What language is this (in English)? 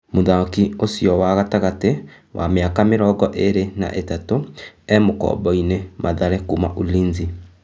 Kikuyu